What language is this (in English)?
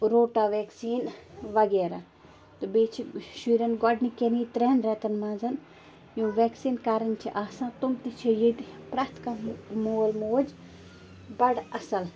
Kashmiri